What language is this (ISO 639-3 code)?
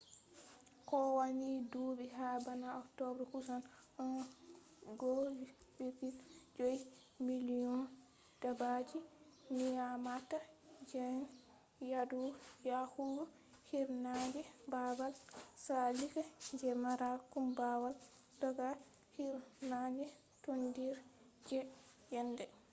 ful